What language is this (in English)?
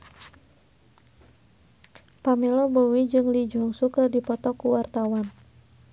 Sundanese